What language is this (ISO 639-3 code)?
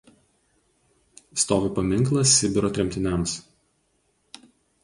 lit